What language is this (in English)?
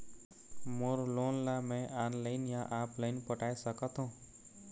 Chhattisgarhi